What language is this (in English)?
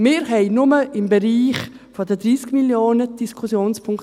Swiss German